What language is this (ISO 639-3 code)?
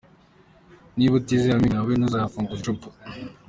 kin